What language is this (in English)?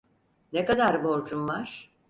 Turkish